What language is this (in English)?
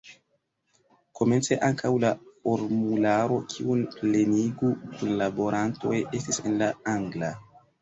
Esperanto